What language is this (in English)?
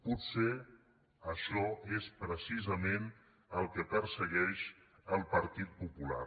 Catalan